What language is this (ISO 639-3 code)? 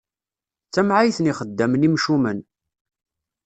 kab